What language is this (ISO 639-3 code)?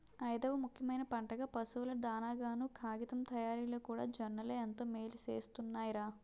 tel